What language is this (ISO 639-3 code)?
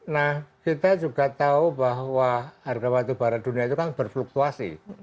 ind